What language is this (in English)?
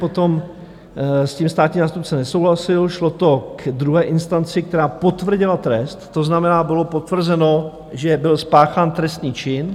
Czech